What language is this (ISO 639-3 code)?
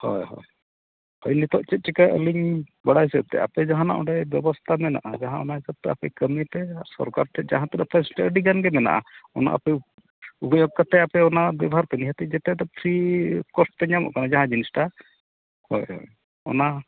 sat